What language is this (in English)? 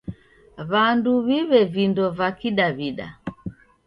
Taita